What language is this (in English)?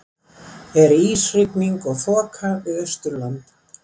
Icelandic